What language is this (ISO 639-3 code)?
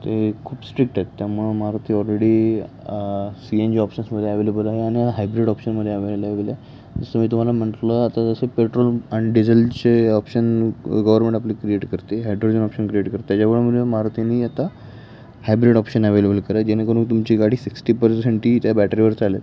mar